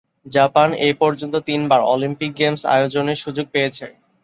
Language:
Bangla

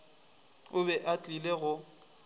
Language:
Northern Sotho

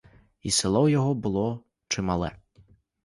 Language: Ukrainian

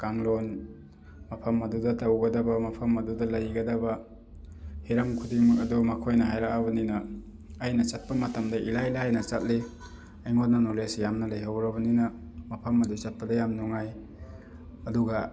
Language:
Manipuri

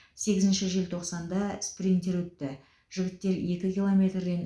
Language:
Kazakh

